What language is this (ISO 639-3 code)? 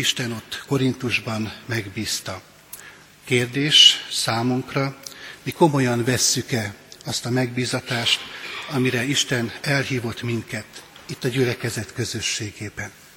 hun